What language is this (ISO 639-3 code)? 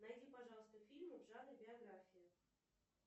rus